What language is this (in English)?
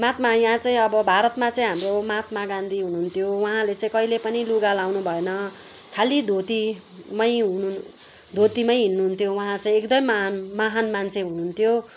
Nepali